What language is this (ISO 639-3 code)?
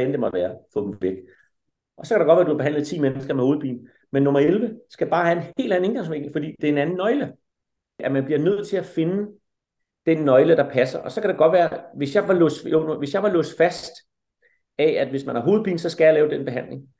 dan